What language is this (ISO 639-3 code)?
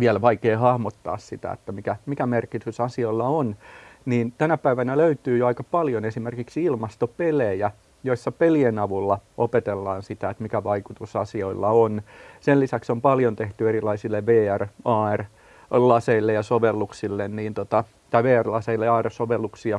fin